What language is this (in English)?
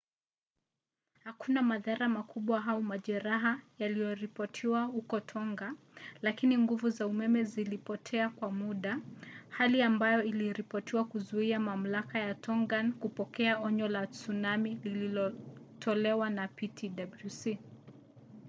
Swahili